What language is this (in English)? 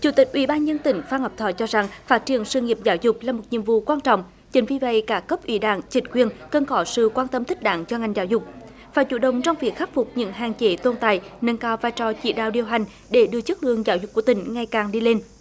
Vietnamese